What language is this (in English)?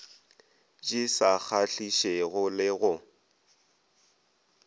Northern Sotho